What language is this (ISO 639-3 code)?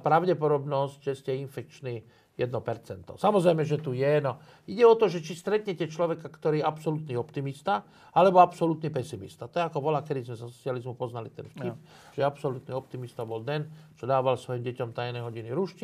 slk